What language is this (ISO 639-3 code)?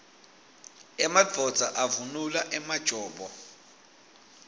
ssw